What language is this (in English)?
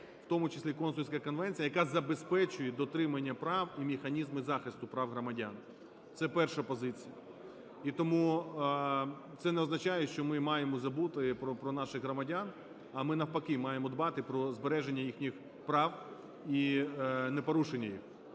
Ukrainian